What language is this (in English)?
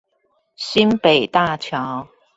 Chinese